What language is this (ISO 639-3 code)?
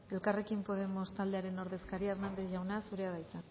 eus